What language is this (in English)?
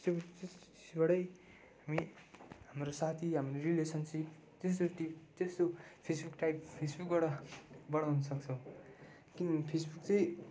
Nepali